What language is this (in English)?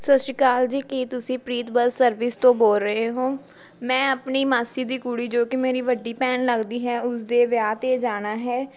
Punjabi